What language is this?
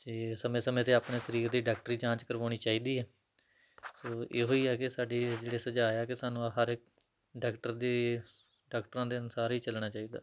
Punjabi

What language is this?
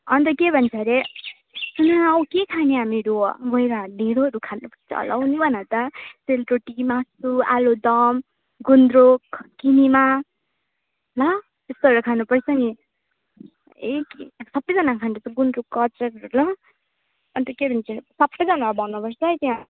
Nepali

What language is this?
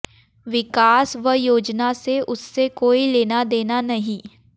Hindi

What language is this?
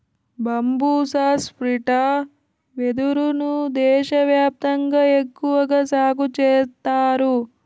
Telugu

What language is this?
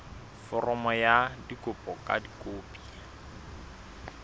Southern Sotho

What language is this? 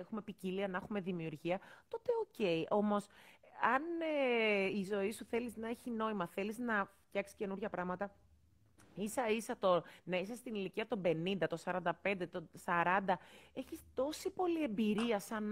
Greek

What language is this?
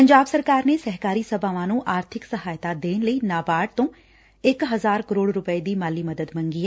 Punjabi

